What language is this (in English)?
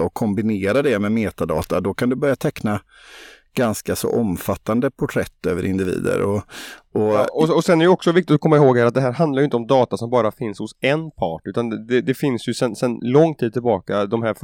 Swedish